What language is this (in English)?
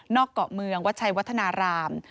Thai